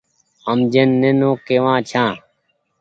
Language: Goaria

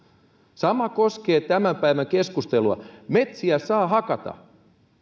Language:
Finnish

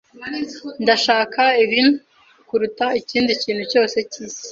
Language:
Kinyarwanda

